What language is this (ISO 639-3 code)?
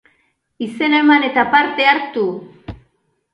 eus